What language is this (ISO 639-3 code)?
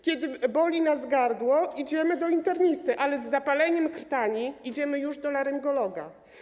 pol